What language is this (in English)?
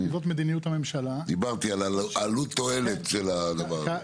Hebrew